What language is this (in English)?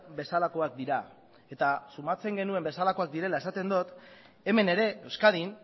Basque